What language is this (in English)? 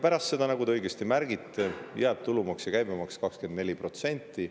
Estonian